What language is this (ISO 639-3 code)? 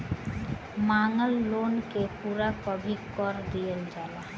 bho